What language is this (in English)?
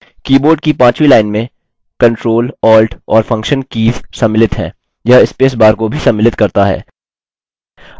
Hindi